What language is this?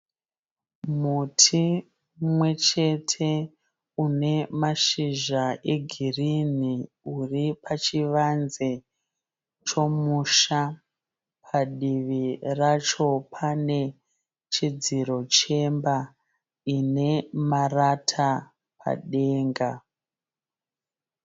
Shona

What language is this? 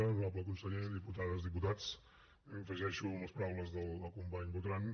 Catalan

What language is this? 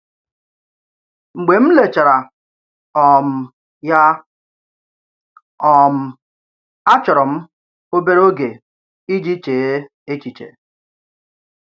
Igbo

